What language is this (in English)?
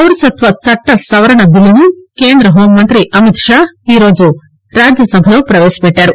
Telugu